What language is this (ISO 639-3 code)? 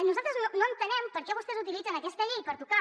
cat